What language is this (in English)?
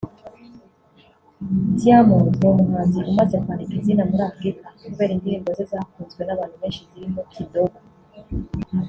Kinyarwanda